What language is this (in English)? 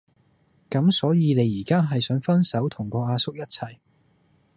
Cantonese